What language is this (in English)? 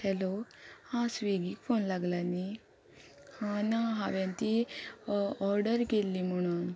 Konkani